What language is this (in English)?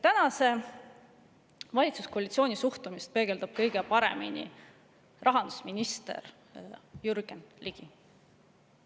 Estonian